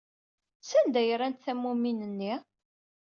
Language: Kabyle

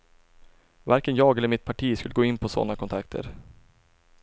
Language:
Swedish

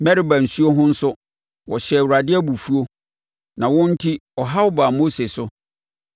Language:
Akan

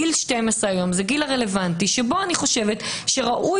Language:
Hebrew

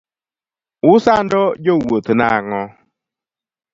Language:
Luo (Kenya and Tanzania)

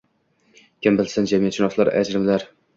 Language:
Uzbek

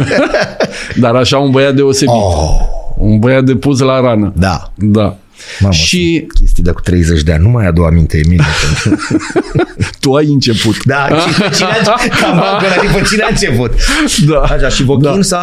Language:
Romanian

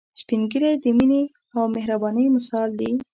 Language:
Pashto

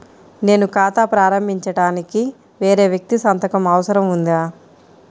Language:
Telugu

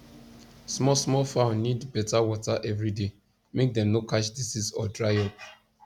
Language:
Nigerian Pidgin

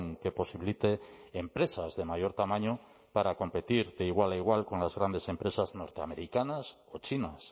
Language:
Spanish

